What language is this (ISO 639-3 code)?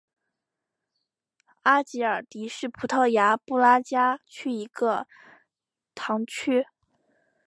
zho